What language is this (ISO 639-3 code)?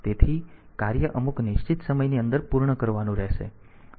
guj